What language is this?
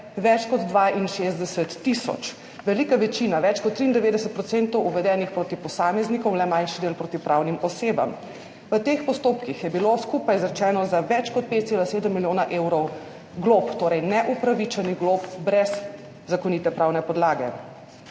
Slovenian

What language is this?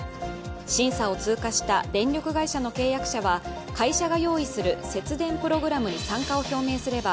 Japanese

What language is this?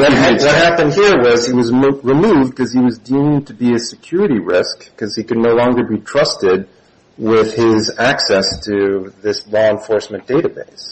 English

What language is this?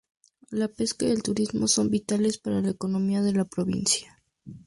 Spanish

